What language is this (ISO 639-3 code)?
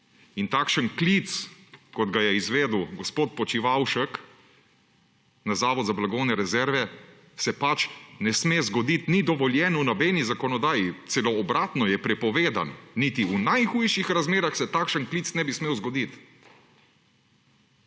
slv